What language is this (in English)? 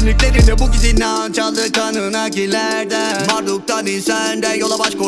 Turkish